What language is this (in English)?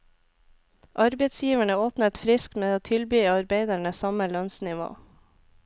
Norwegian